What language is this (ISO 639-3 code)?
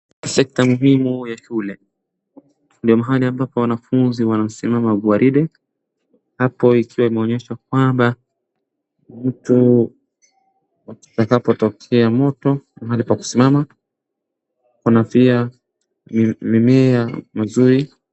swa